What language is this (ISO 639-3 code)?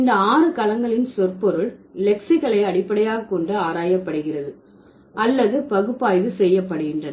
tam